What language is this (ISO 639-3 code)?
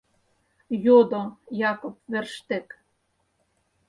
chm